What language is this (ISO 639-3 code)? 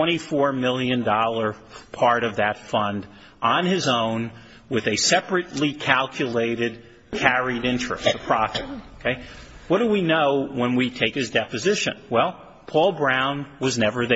eng